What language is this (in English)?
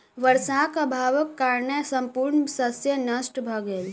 Maithili